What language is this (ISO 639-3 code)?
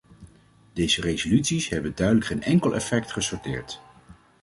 nld